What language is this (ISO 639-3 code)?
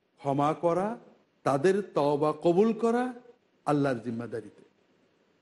tur